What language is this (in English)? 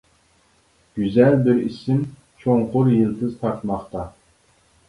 Uyghur